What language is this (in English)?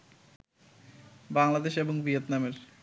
Bangla